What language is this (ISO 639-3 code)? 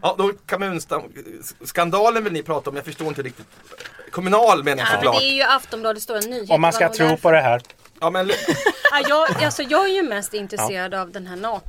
swe